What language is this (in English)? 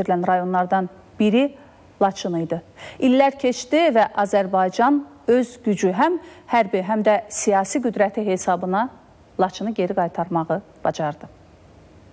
Turkish